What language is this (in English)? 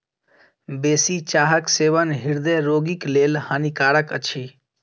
Maithili